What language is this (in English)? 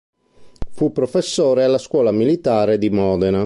Italian